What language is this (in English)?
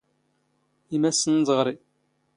Standard Moroccan Tamazight